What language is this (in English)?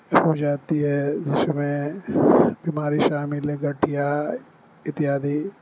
Urdu